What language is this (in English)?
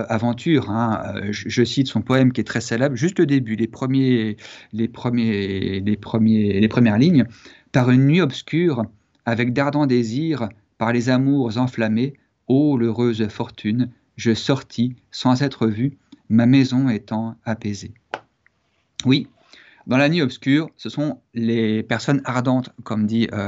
French